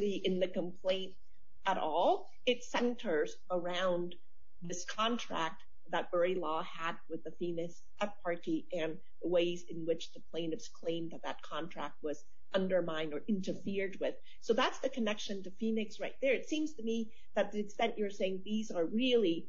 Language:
English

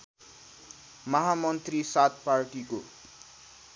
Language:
Nepali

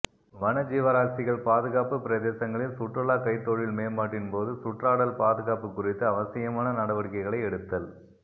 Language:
Tamil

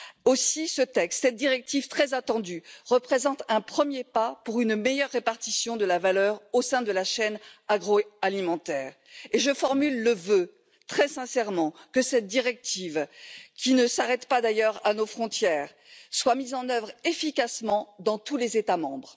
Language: French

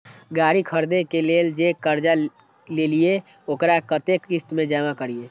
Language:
Maithili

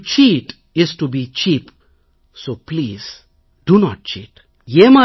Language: Tamil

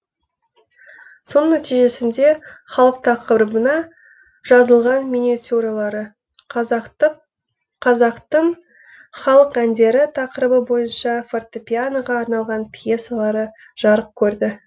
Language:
Kazakh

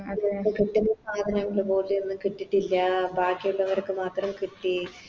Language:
Malayalam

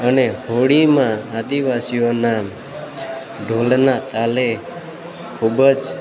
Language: Gujarati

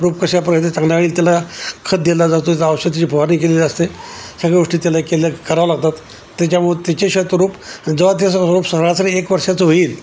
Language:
Marathi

